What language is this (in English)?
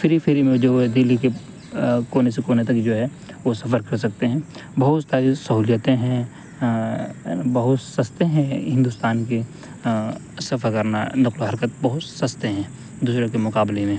Urdu